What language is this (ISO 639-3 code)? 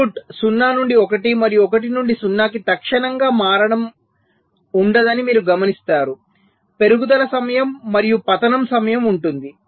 tel